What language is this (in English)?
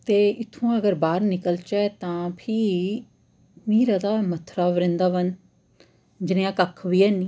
Dogri